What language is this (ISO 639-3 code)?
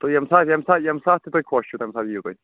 kas